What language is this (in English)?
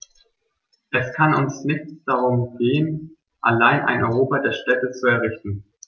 German